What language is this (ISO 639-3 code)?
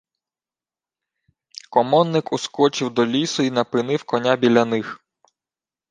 ukr